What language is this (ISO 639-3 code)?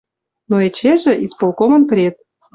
mrj